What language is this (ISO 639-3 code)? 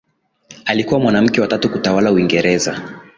swa